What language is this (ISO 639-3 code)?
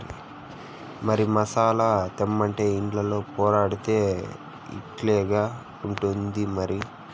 tel